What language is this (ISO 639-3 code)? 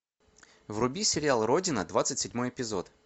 rus